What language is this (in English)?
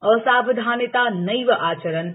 Sanskrit